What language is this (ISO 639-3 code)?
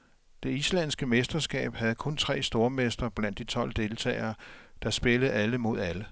dan